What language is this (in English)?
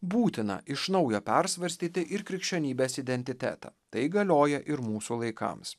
Lithuanian